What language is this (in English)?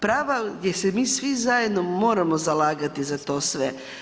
Croatian